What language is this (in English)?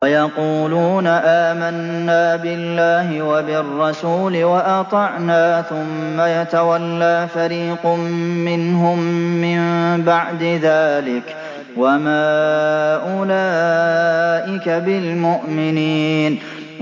Arabic